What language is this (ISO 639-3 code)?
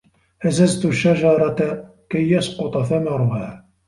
ara